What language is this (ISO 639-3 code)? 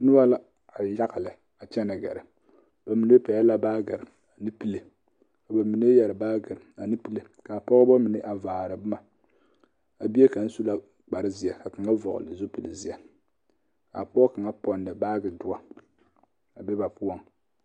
dga